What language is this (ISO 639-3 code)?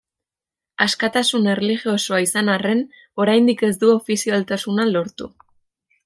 eus